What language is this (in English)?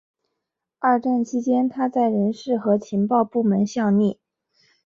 Chinese